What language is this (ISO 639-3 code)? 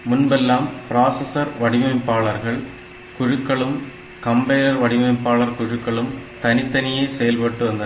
tam